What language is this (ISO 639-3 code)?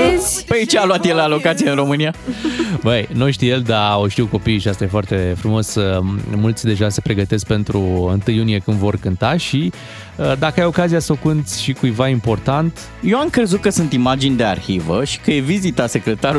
ron